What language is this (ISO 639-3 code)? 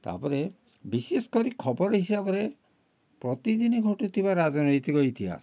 ori